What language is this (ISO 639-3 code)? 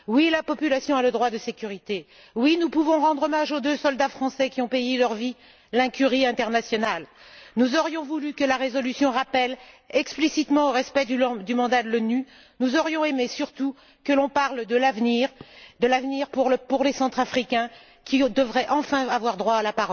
fra